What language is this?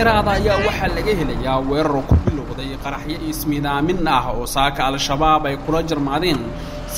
Arabic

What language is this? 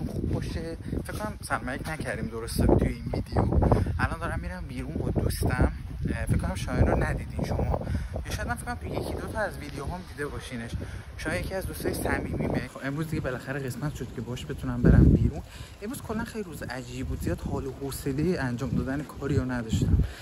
Persian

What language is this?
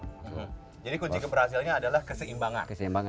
Indonesian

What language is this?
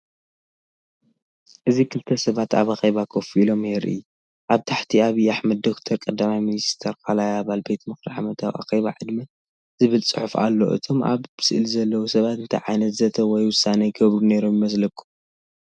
Tigrinya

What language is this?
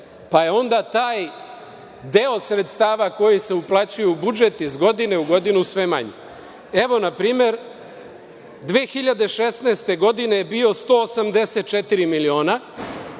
Serbian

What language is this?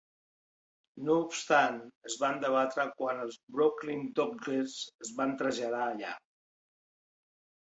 Catalan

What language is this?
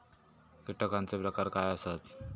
Marathi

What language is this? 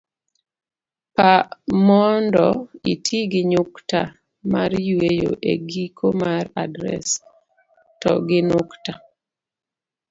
Luo (Kenya and Tanzania)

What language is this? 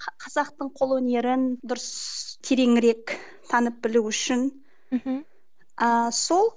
Kazakh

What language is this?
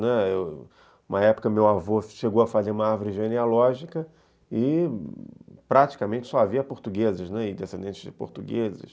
Portuguese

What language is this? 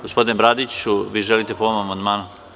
Serbian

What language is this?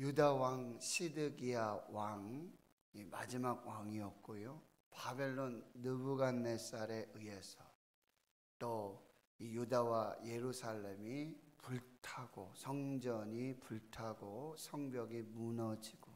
Korean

